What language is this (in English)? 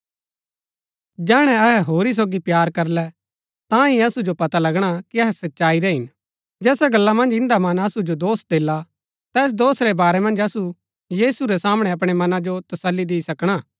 Gaddi